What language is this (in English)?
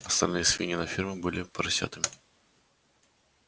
Russian